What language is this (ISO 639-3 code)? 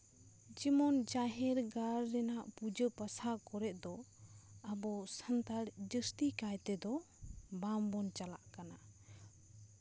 sat